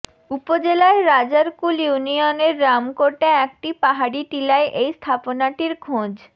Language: Bangla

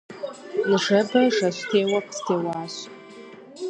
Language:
Kabardian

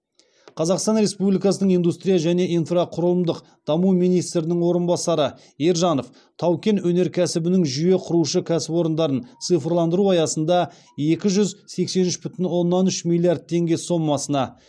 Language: Kazakh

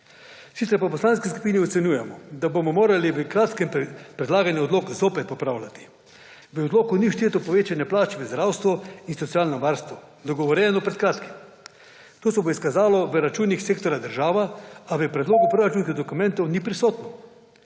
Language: Slovenian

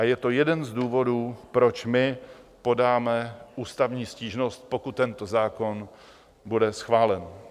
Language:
Czech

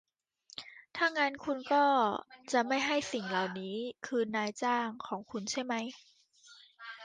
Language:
Thai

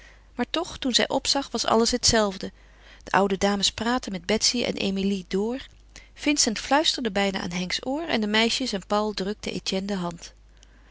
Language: Dutch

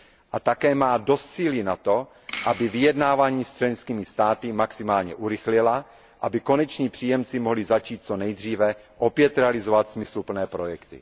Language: Czech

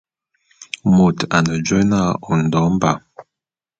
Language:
Bulu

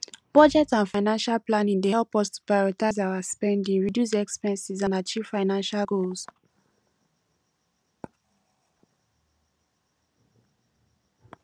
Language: Nigerian Pidgin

